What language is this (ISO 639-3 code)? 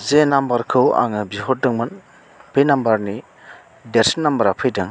brx